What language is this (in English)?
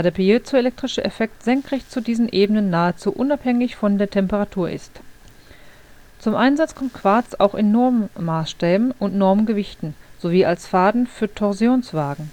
German